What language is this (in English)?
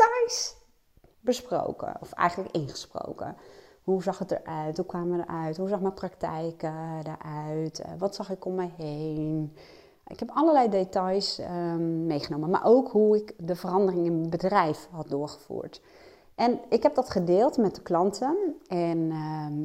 Dutch